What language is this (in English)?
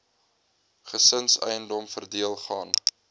Afrikaans